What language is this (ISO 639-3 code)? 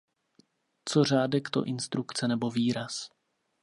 ces